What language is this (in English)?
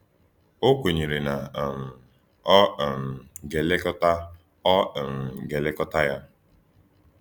Igbo